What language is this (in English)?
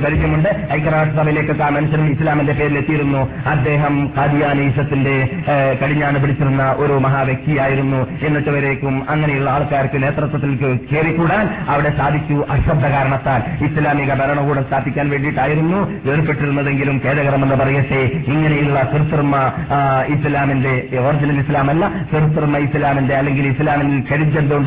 Malayalam